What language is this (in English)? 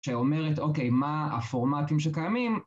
Hebrew